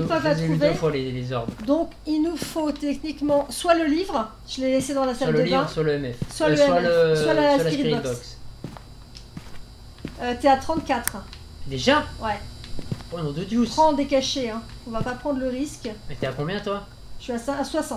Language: French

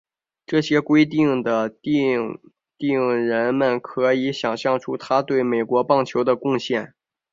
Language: Chinese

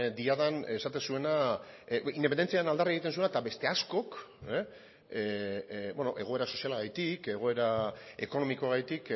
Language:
Basque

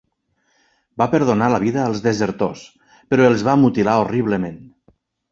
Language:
Catalan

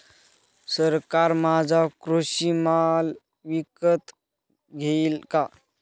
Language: Marathi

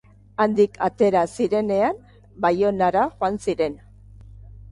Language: Basque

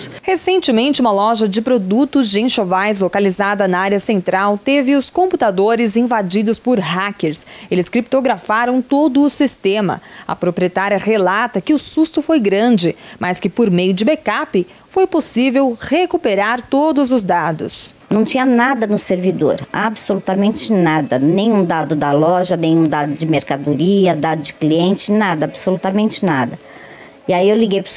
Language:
Portuguese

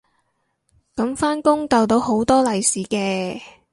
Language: Cantonese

